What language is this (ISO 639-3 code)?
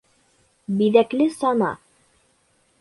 bak